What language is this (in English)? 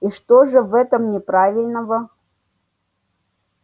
Russian